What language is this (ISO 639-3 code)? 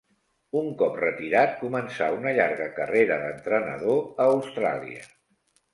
cat